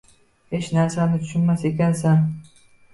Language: Uzbek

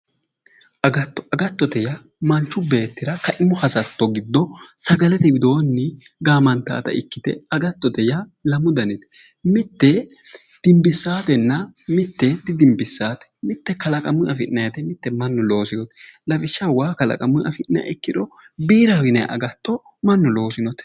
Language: Sidamo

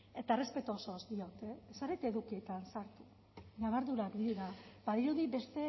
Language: Basque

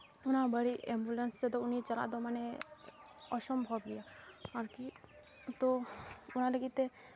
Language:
Santali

